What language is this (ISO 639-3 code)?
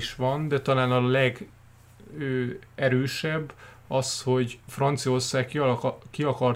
hun